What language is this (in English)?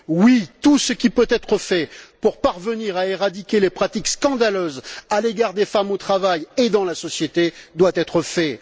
French